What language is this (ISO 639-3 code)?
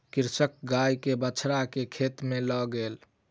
mai